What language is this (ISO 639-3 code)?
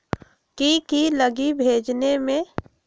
mag